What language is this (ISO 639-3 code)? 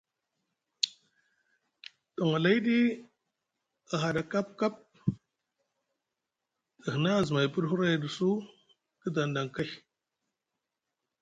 mug